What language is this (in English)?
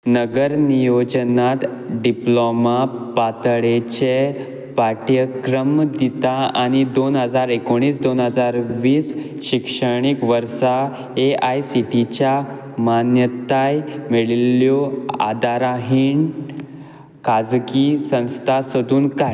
Konkani